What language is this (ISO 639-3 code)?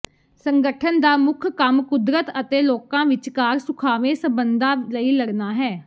pan